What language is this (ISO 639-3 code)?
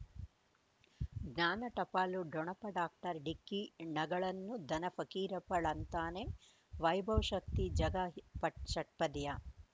kan